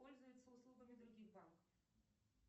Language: Russian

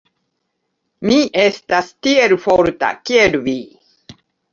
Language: Esperanto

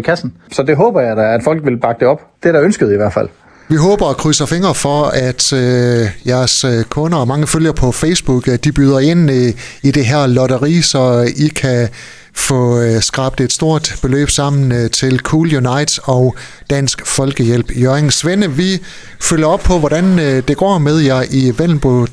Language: Danish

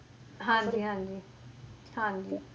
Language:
Punjabi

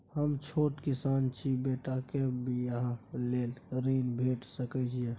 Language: Maithili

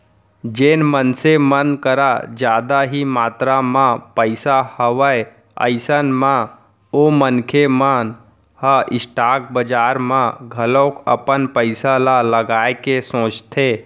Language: Chhattisgarhi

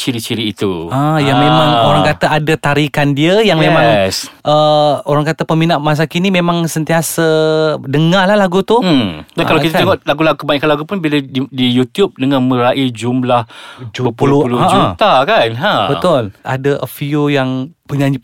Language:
Malay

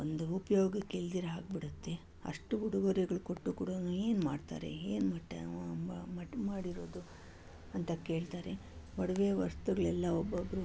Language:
Kannada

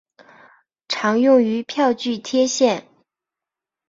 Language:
Chinese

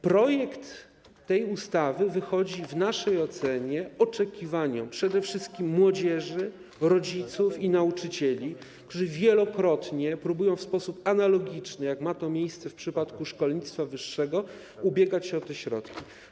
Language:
Polish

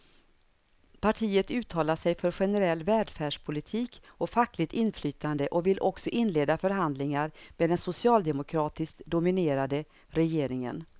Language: Swedish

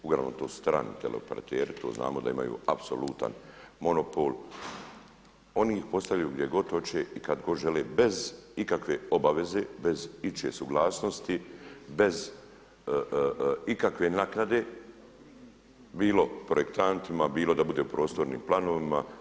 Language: Croatian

